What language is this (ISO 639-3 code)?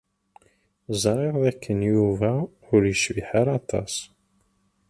kab